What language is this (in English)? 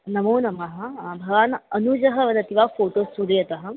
Sanskrit